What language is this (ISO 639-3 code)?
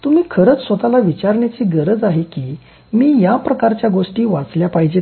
mar